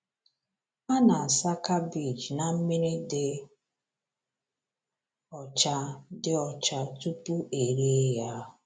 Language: Igbo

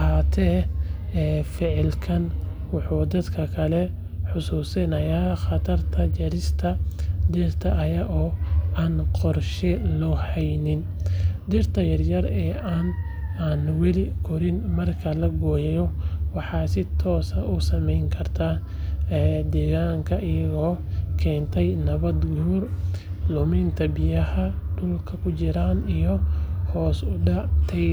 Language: Somali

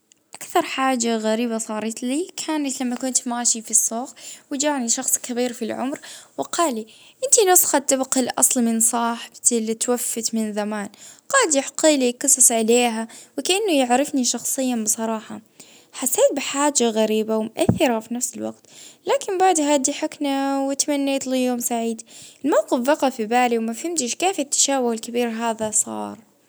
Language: Libyan Arabic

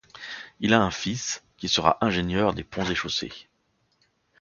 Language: French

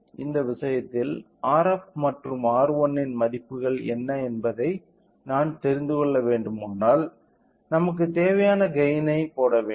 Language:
Tamil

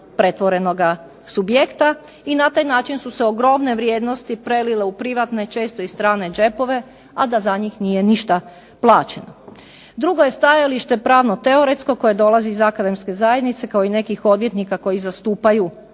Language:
Croatian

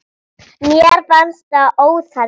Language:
Icelandic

